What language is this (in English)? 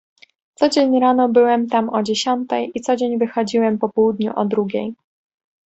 Polish